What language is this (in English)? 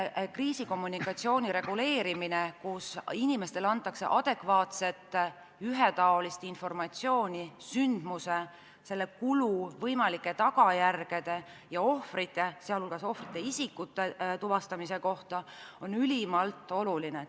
Estonian